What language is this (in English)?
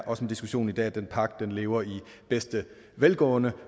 Danish